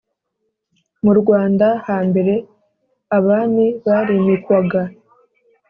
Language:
Kinyarwanda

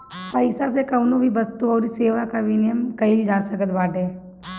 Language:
Bhojpuri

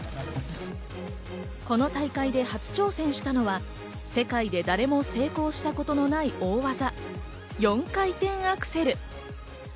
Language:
Japanese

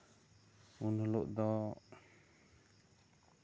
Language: Santali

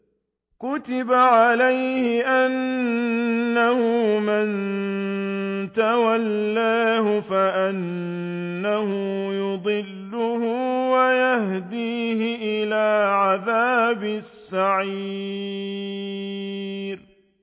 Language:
Arabic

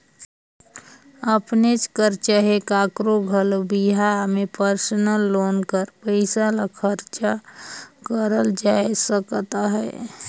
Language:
Chhattisgarhi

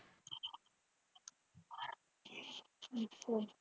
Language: Punjabi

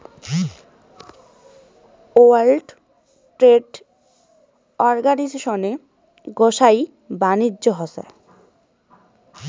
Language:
Bangla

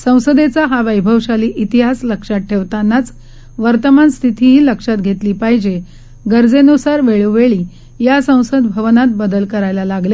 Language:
Marathi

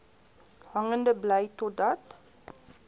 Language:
Afrikaans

